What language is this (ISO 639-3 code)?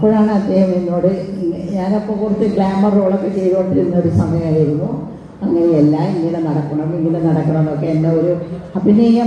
ara